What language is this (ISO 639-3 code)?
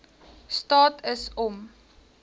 afr